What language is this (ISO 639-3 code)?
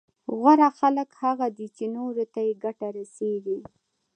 pus